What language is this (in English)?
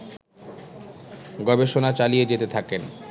Bangla